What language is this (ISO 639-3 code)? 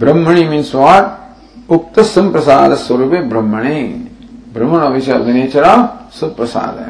eng